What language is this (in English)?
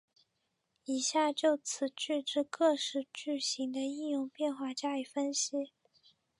Chinese